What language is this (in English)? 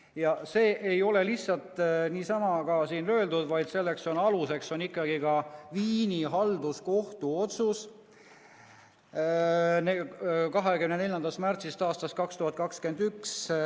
Estonian